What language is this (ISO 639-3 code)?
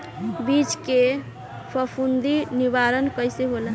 bho